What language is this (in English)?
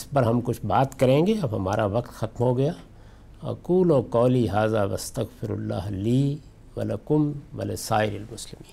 Urdu